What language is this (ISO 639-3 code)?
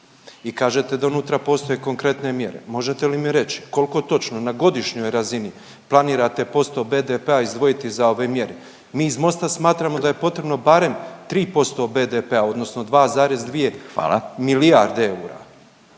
hrv